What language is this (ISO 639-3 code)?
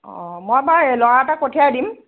asm